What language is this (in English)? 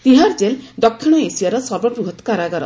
Odia